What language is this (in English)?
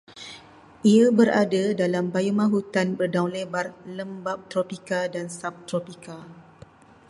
Malay